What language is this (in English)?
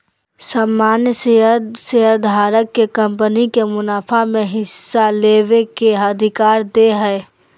Magahi